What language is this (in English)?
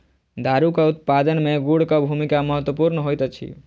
Maithili